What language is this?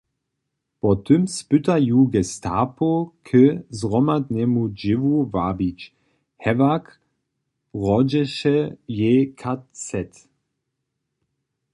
Upper Sorbian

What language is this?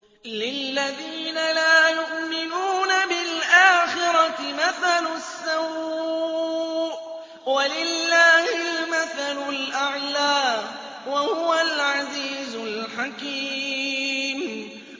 Arabic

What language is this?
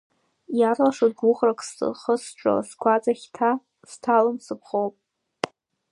Abkhazian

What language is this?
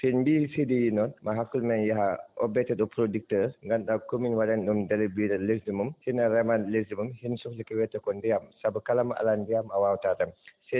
Fula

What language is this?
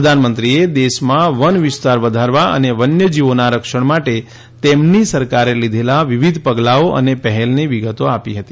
Gujarati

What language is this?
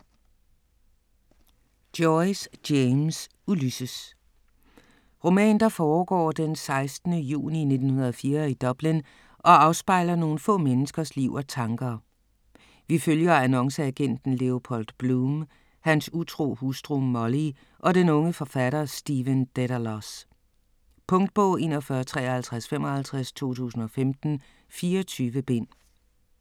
Danish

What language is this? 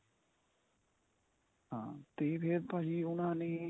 Punjabi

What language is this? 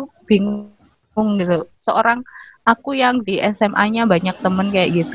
Indonesian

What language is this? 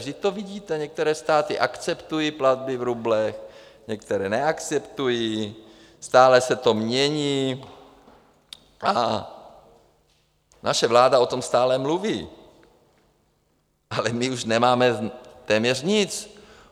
Czech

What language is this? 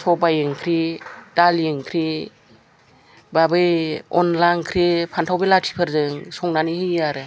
Bodo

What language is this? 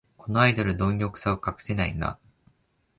Japanese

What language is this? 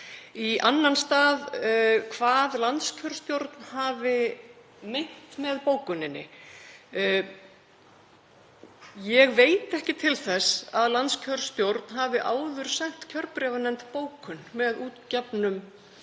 Icelandic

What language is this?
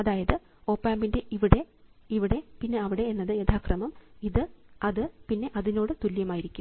Malayalam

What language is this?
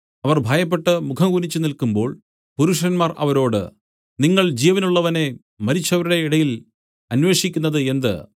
Malayalam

